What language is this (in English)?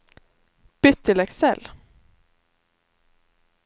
Norwegian